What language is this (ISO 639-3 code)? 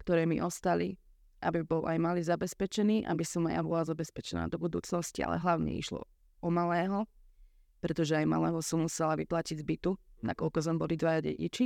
slk